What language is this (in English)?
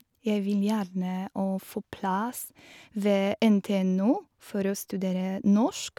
Norwegian